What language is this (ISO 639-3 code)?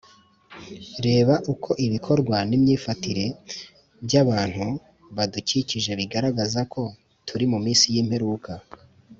kin